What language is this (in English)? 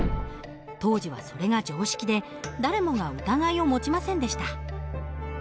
Japanese